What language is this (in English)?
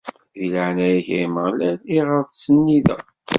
Kabyle